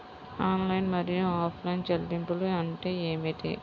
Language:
Telugu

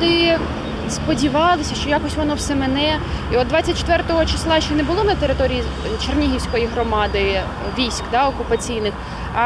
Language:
Ukrainian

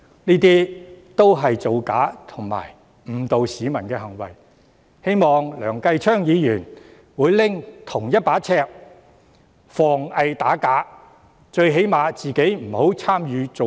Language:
Cantonese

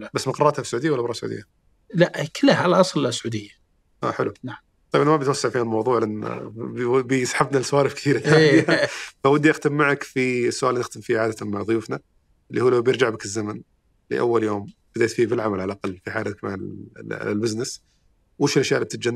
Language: Arabic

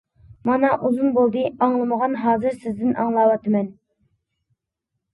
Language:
Uyghur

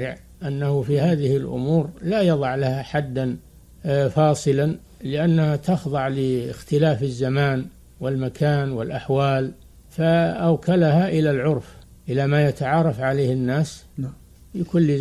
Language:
Arabic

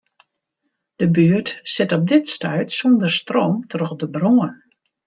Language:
Western Frisian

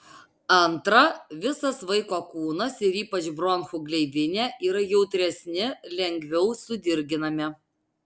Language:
Lithuanian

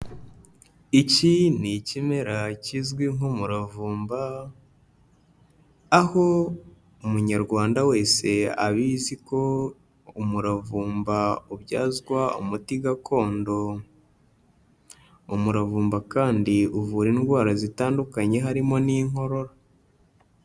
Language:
Kinyarwanda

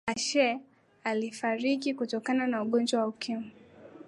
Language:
Swahili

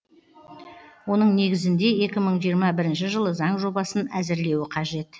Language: Kazakh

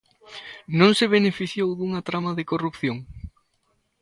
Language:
Galician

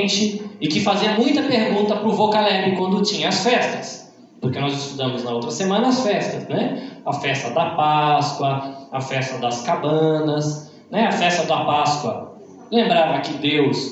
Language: Portuguese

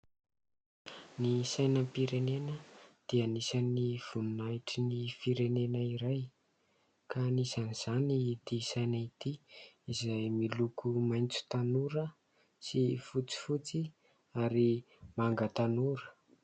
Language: Malagasy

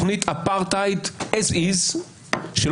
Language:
Hebrew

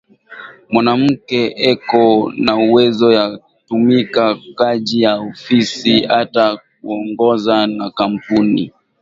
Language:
Swahili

